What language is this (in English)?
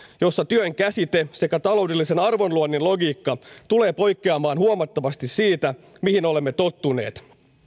Finnish